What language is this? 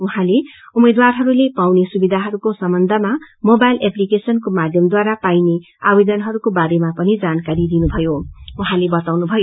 Nepali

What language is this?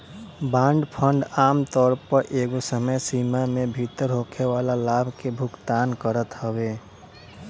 Bhojpuri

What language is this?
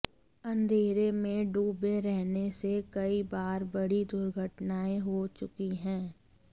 Hindi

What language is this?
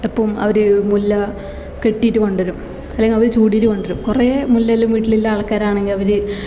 Malayalam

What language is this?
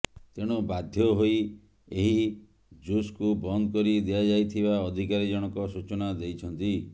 Odia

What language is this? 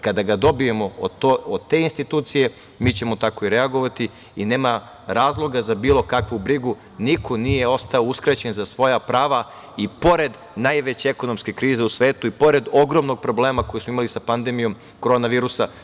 Serbian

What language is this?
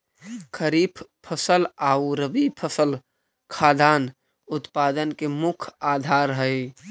Magahi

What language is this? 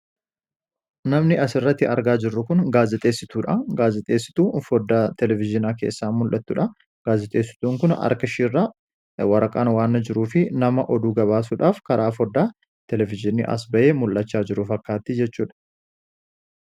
Oromo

